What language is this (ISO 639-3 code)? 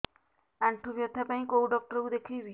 ori